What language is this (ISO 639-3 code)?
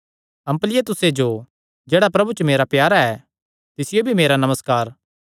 xnr